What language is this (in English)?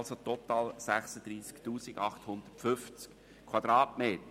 Swiss German